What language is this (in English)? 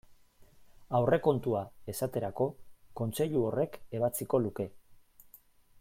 Basque